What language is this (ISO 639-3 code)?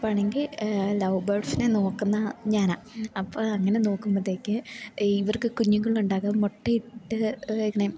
mal